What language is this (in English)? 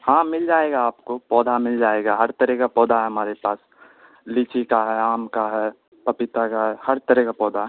Urdu